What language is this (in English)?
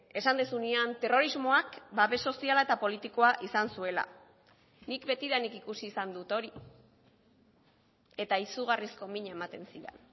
Basque